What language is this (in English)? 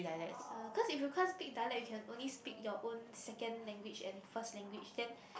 English